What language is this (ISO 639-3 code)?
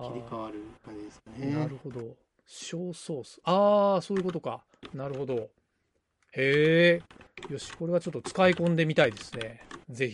jpn